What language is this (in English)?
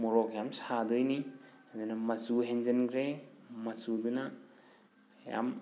Manipuri